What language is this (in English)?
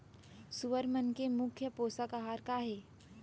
Chhattisgarhi